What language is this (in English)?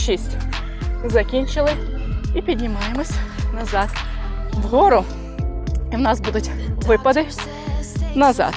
Ukrainian